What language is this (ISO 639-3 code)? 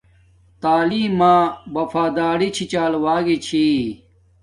dmk